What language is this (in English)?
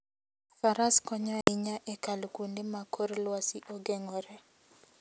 Luo (Kenya and Tanzania)